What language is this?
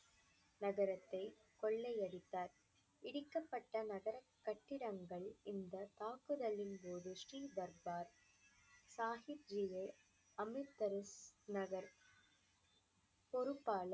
Tamil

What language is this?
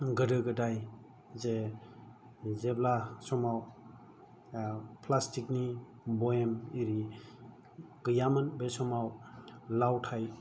Bodo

